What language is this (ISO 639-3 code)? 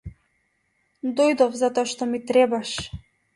mkd